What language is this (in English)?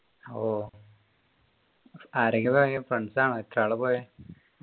Malayalam